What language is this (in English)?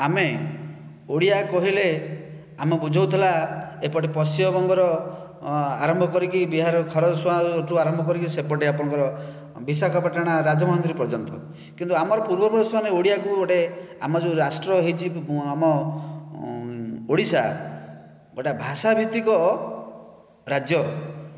Odia